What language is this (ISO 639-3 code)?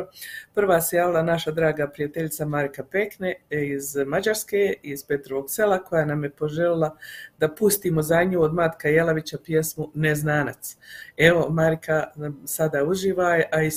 hrv